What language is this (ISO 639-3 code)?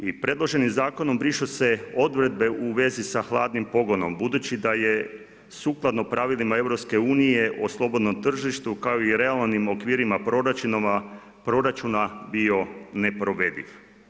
hrv